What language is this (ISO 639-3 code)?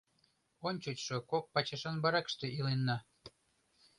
chm